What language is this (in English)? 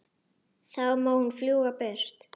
Icelandic